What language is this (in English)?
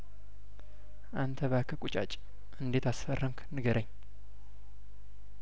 Amharic